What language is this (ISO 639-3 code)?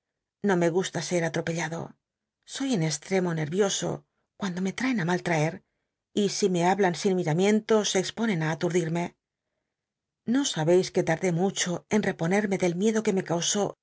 spa